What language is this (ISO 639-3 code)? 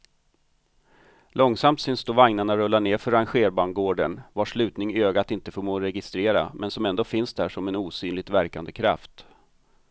swe